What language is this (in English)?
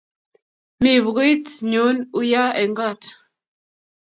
Kalenjin